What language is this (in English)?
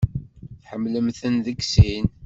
Kabyle